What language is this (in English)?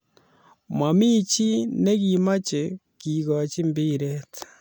Kalenjin